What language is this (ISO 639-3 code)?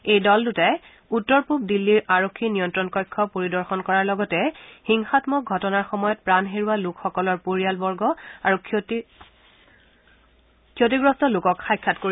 asm